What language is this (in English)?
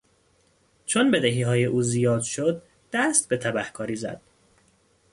Persian